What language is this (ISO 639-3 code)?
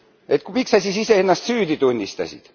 est